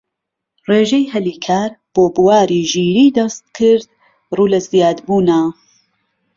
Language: Central Kurdish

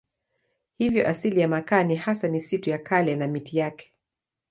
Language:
Swahili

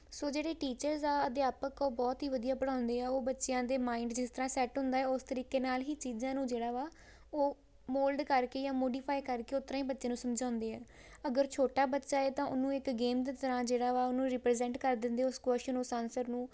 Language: Punjabi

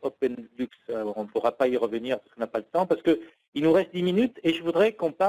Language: French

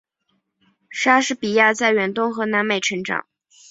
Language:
Chinese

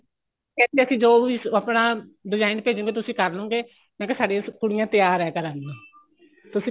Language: Punjabi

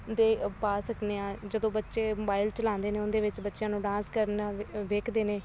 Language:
Punjabi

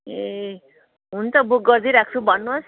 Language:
Nepali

